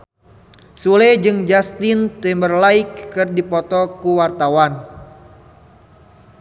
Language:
Sundanese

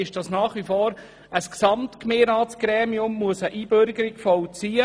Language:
Swiss German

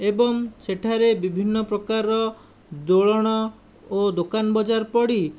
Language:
Odia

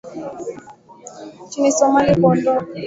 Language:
Swahili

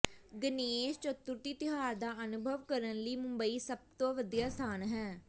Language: Punjabi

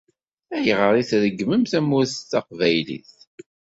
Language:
Kabyle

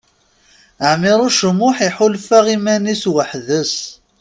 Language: Kabyle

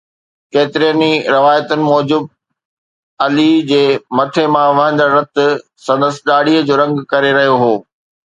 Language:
Sindhi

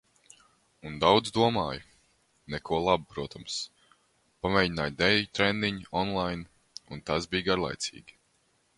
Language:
Latvian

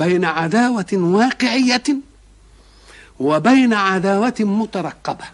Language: Arabic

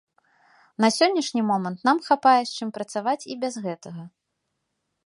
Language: Belarusian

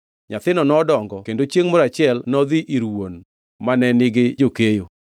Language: Luo (Kenya and Tanzania)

